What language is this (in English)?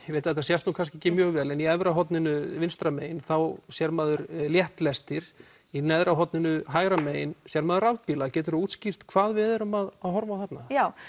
Icelandic